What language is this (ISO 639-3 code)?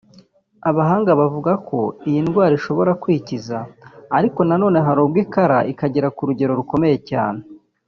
kin